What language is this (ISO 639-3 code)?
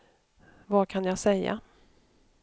swe